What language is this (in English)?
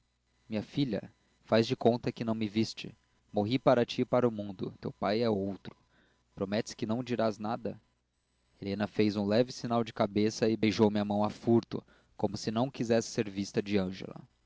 Portuguese